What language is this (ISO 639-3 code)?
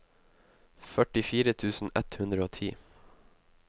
nor